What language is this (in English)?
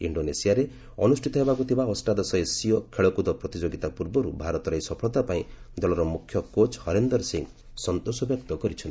Odia